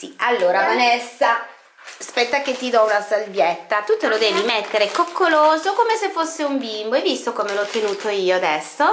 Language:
Italian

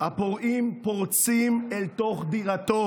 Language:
Hebrew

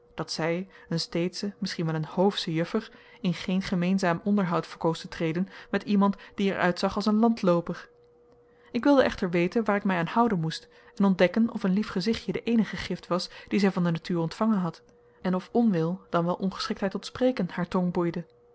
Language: Dutch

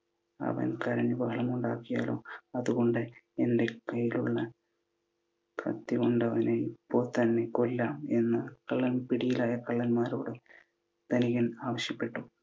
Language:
Malayalam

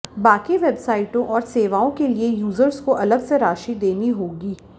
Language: Hindi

